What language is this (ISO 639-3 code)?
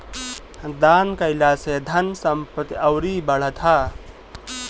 bho